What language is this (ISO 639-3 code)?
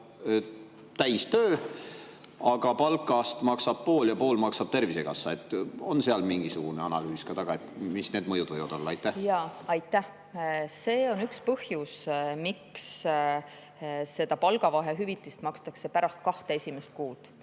est